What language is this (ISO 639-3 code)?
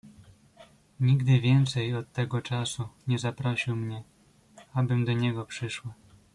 pol